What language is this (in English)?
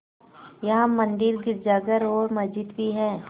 Hindi